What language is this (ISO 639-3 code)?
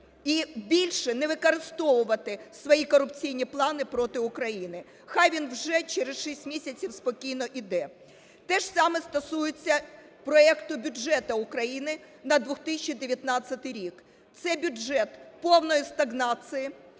ukr